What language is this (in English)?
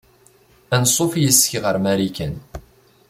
Kabyle